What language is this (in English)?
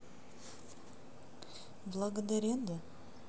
Russian